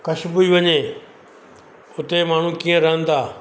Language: Sindhi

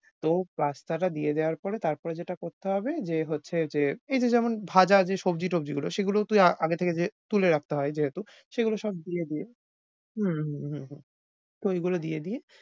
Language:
Bangla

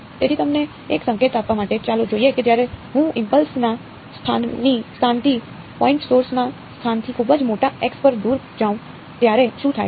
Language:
Gujarati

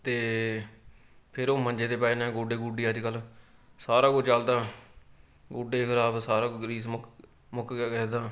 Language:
Punjabi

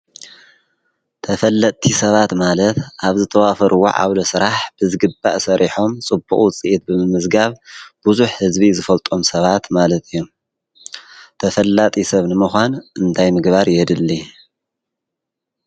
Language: Tigrinya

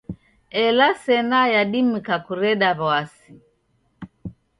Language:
Taita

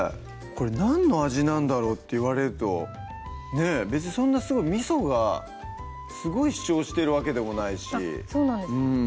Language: Japanese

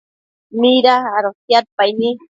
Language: Matsés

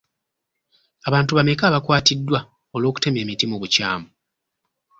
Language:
Ganda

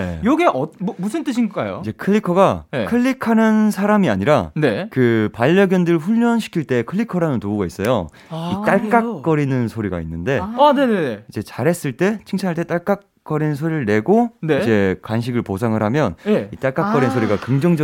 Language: Korean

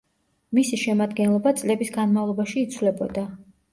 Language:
Georgian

